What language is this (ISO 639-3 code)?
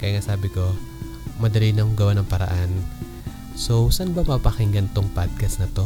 fil